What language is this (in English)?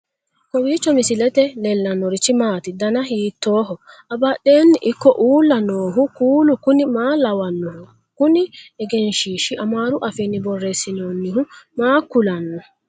Sidamo